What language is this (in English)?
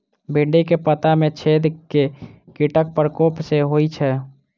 Maithili